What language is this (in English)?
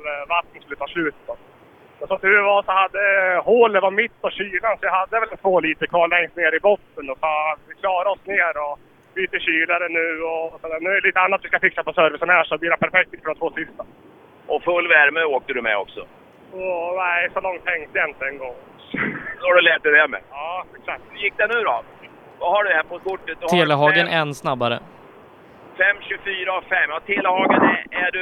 Swedish